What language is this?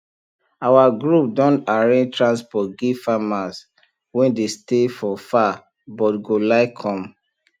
Nigerian Pidgin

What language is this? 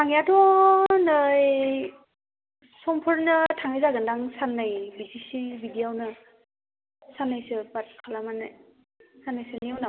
Bodo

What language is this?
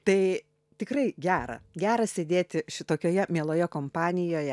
Lithuanian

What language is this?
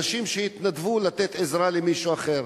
Hebrew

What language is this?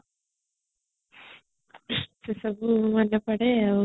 Odia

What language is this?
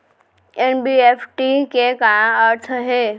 Chhattisgarhi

